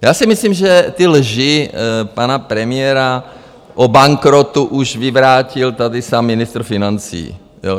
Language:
Czech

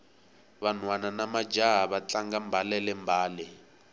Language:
Tsonga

